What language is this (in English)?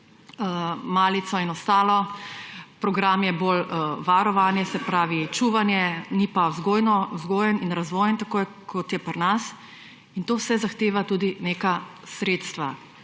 Slovenian